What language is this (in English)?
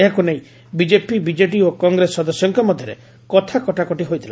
Odia